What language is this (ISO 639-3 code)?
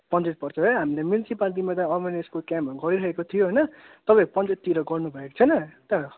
nep